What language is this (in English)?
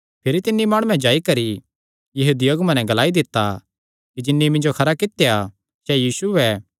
Kangri